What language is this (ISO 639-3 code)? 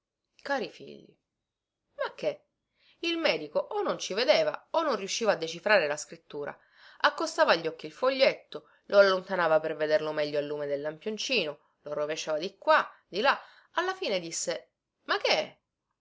ita